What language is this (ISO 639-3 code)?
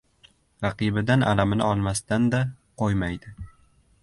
uzb